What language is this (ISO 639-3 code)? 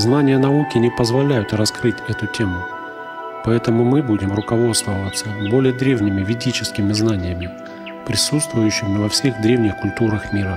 rus